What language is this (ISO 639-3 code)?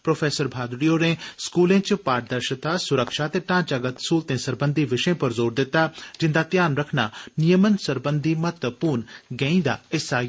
doi